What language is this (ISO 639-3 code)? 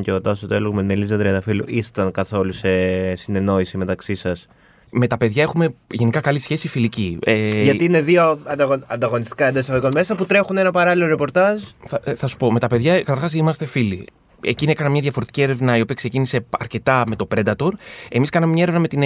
ell